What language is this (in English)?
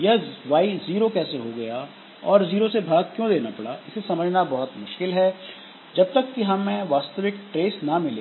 Hindi